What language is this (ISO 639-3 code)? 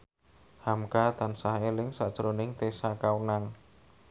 jav